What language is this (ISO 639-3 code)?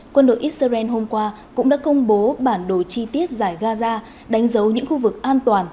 vie